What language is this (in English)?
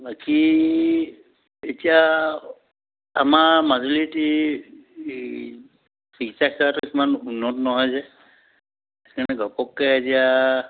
Assamese